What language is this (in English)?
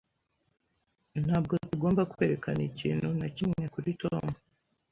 Kinyarwanda